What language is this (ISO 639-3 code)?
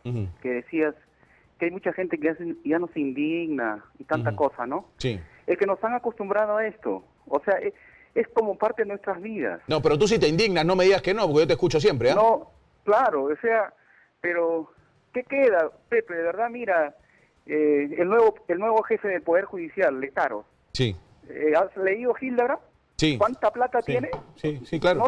spa